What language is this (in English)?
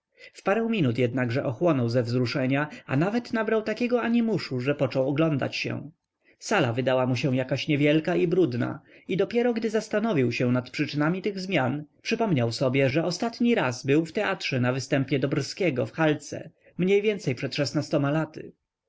Polish